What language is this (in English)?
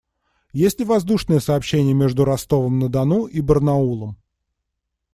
Russian